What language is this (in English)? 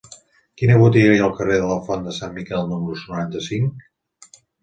Catalan